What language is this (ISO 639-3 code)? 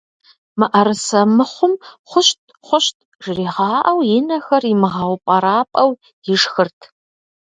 kbd